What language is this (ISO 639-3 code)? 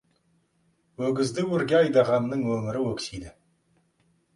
kaz